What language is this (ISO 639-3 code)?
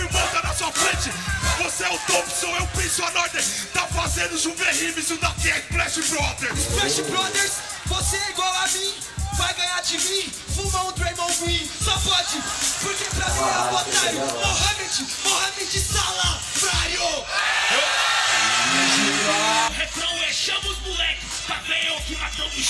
por